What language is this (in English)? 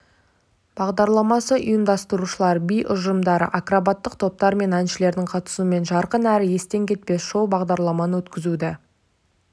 Kazakh